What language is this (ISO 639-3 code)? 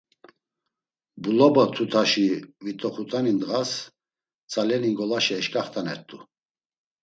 lzz